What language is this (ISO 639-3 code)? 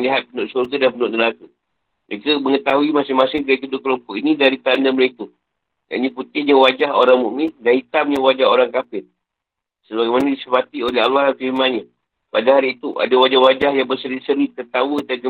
msa